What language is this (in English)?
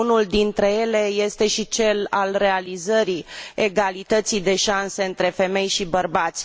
Romanian